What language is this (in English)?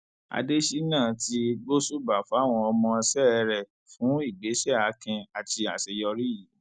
Yoruba